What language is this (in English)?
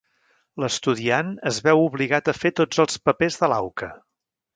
Catalan